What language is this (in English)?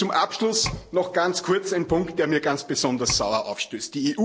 German